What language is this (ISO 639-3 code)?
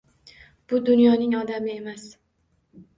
uzb